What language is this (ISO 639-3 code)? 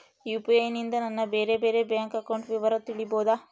kan